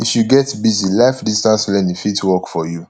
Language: Nigerian Pidgin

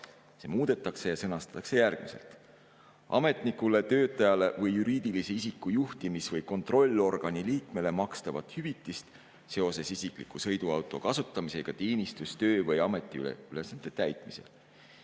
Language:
Estonian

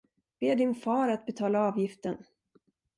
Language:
Swedish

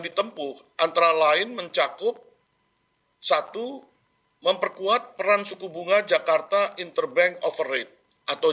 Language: Indonesian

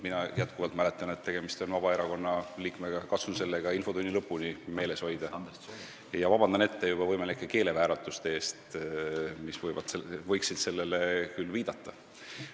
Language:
Estonian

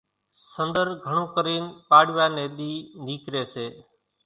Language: Kachi Koli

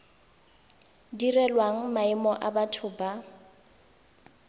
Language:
Tswana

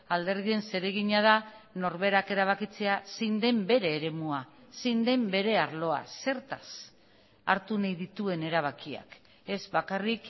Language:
Basque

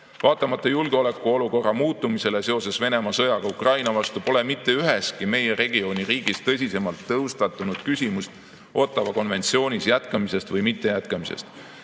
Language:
Estonian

